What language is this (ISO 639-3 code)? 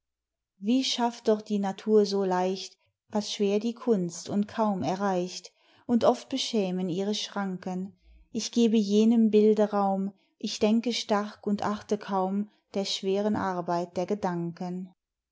deu